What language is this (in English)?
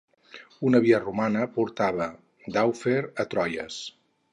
Catalan